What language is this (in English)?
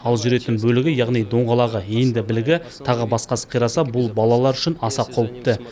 Kazakh